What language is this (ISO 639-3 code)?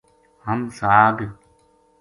gju